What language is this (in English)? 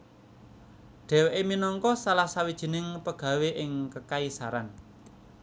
Javanese